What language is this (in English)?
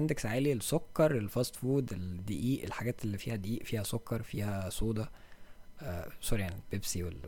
Arabic